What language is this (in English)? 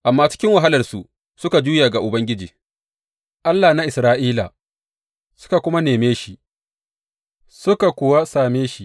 Hausa